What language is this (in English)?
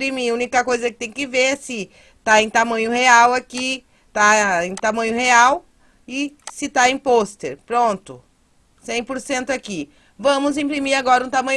Portuguese